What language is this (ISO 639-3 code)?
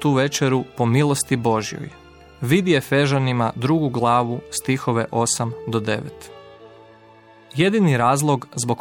hrv